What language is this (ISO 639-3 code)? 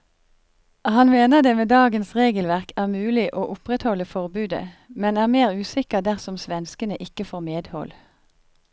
nor